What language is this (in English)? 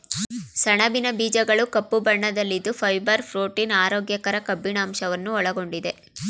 Kannada